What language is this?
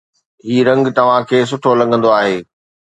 Sindhi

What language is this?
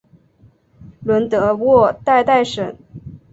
Chinese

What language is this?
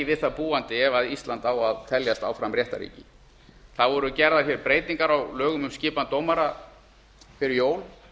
Icelandic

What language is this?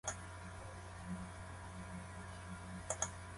Japanese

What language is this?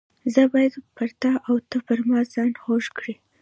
Pashto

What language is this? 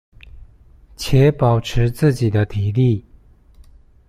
Chinese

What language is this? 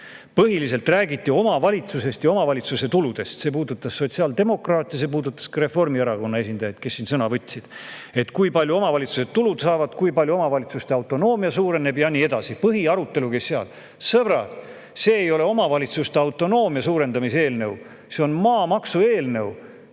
Estonian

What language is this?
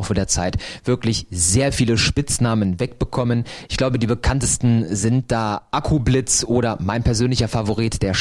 German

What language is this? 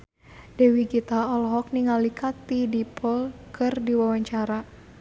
Sundanese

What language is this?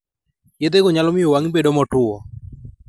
Luo (Kenya and Tanzania)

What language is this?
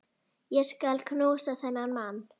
Icelandic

